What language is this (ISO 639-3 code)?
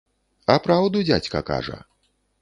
bel